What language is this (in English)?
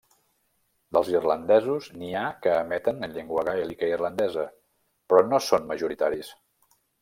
Catalan